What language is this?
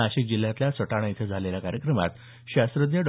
Marathi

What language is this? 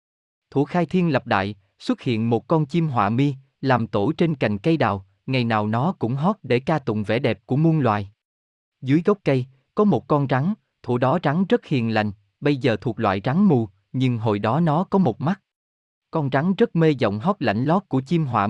Vietnamese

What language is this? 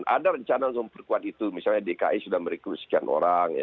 Indonesian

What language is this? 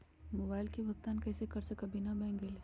Magahi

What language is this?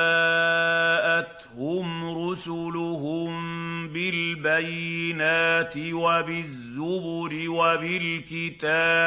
Arabic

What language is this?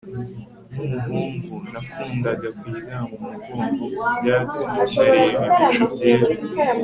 Kinyarwanda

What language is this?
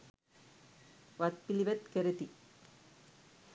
Sinhala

